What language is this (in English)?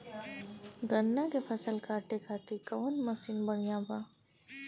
Bhojpuri